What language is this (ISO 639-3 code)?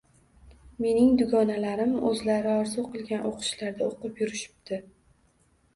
uzb